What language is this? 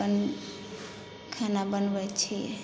Maithili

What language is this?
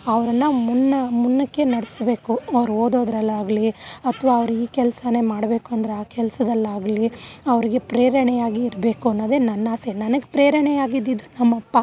Kannada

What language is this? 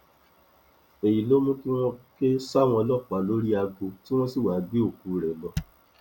Yoruba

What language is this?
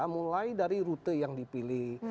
Indonesian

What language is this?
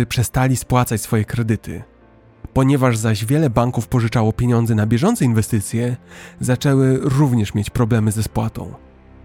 Polish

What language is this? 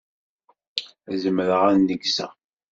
Kabyle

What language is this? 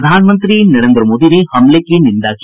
Hindi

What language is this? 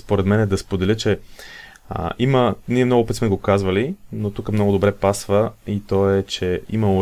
Bulgarian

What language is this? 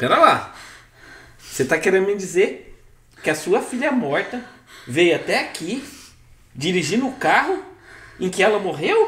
Portuguese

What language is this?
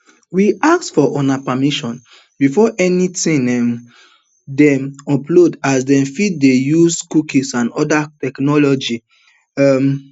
Nigerian Pidgin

